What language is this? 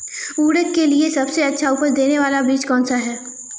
Hindi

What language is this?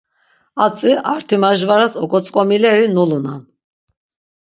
Laz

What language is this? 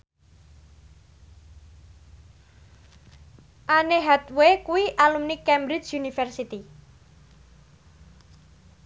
Javanese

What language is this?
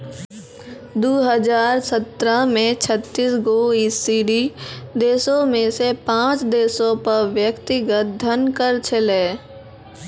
Maithili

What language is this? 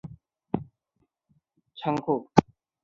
Chinese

